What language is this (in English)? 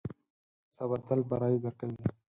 Pashto